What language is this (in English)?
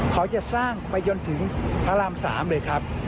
Thai